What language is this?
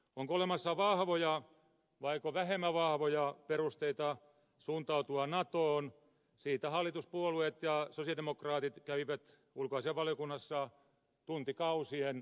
Finnish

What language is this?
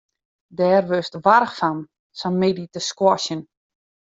Western Frisian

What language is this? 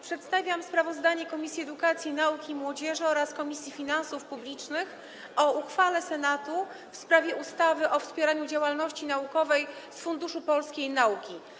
Polish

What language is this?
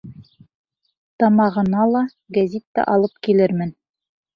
Bashkir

